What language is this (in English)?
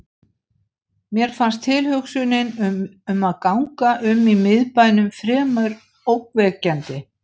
Icelandic